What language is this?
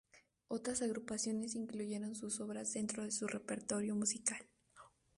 Spanish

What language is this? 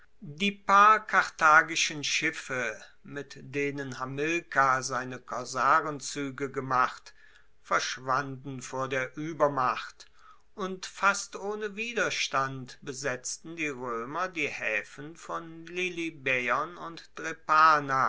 German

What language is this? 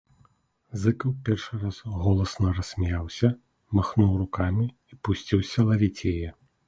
Belarusian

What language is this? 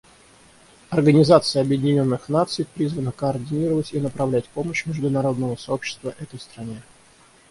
Russian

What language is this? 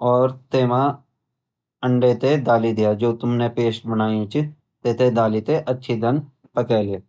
Garhwali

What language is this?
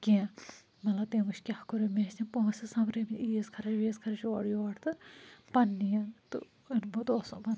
Kashmiri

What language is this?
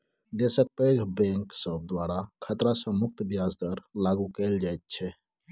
Maithili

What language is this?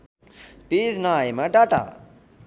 Nepali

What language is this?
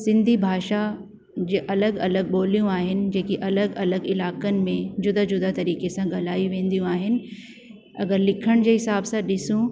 Sindhi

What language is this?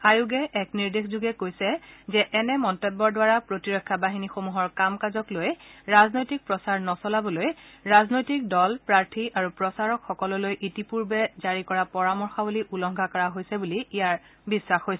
Assamese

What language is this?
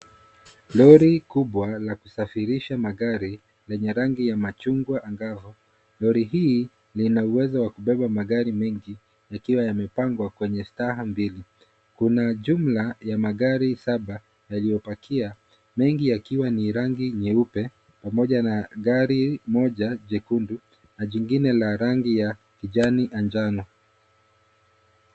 Swahili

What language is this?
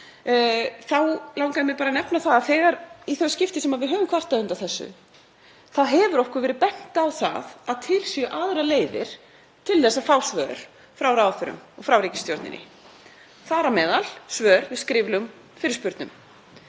Icelandic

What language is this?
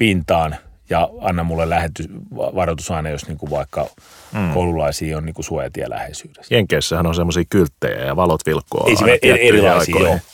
Finnish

